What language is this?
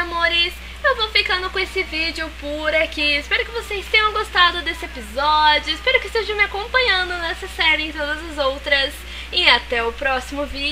Portuguese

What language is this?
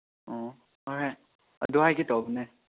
Manipuri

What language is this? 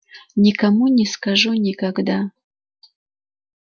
Russian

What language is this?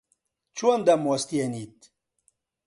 Central Kurdish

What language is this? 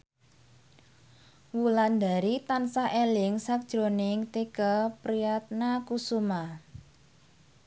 Javanese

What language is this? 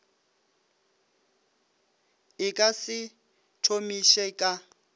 Northern Sotho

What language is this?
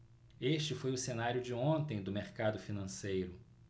Portuguese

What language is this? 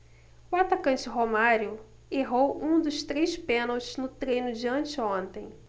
Portuguese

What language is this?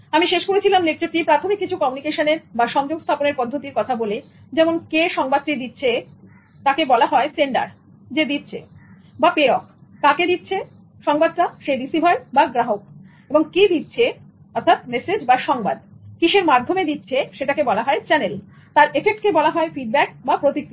Bangla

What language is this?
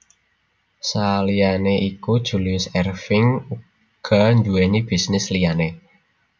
Javanese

